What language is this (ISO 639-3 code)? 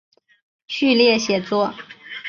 zho